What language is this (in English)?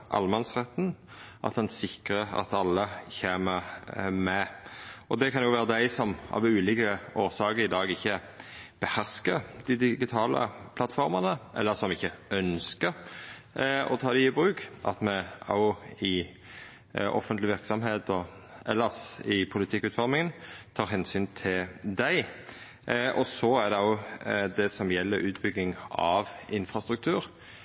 Norwegian Nynorsk